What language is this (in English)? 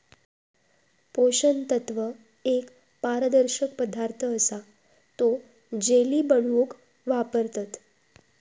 Marathi